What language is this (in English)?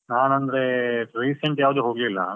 Kannada